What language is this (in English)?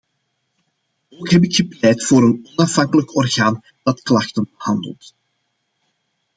Dutch